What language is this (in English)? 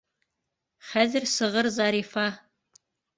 Bashkir